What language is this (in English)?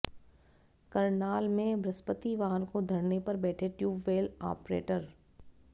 Hindi